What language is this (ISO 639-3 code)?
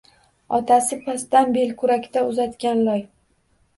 uzb